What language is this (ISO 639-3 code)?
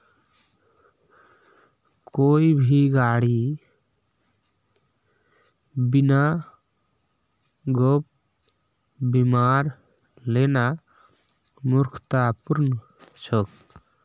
mag